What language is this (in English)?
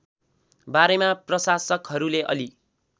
Nepali